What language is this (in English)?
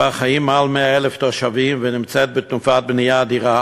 Hebrew